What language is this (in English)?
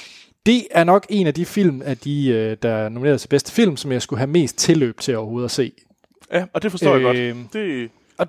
Danish